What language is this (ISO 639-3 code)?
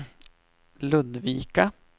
swe